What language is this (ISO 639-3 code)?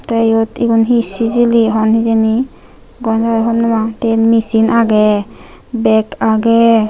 ccp